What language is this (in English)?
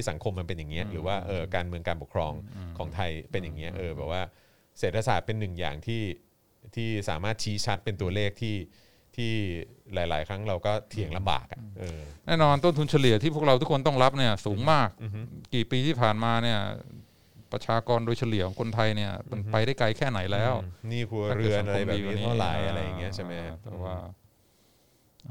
Thai